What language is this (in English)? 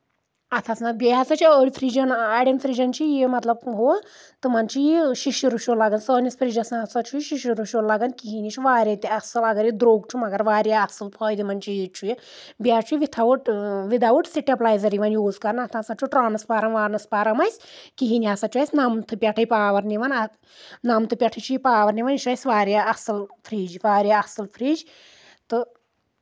Kashmiri